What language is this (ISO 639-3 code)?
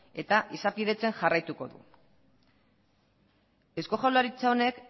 eus